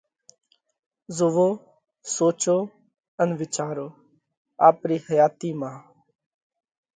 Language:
Parkari Koli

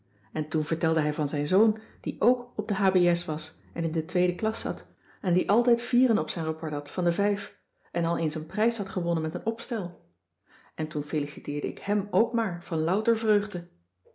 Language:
Dutch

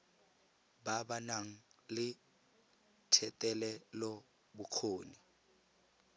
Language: Tswana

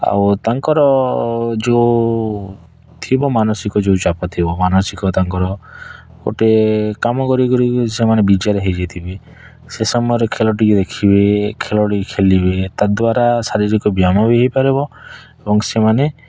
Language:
Odia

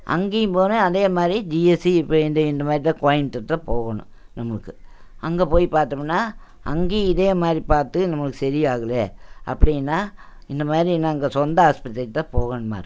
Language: Tamil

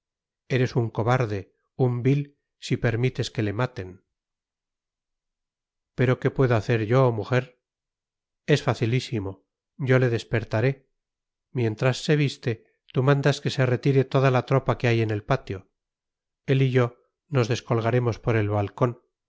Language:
Spanish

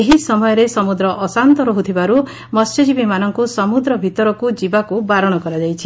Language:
Odia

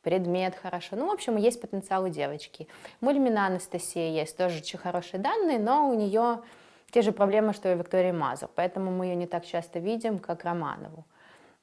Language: Russian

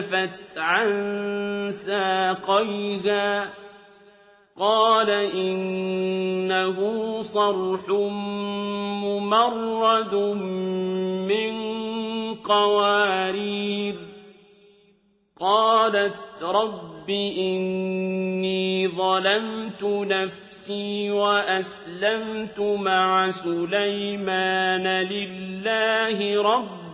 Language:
Arabic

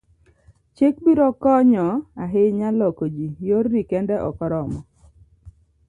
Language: Luo (Kenya and Tanzania)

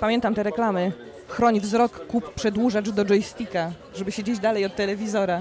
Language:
Polish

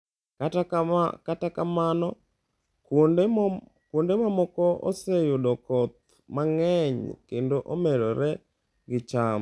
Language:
Luo (Kenya and Tanzania)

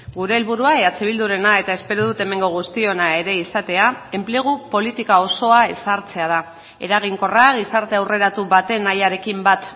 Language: Basque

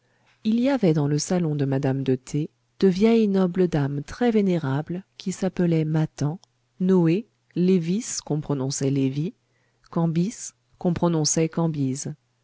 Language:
French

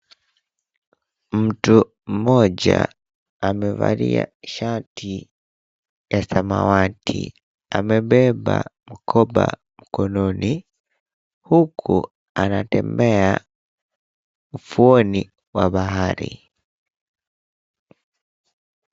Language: Swahili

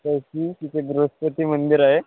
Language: Marathi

